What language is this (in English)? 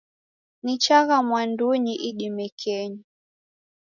Taita